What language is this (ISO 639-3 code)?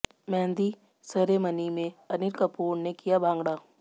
hin